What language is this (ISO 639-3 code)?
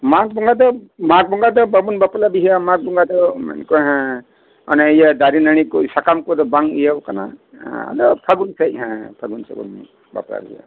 sat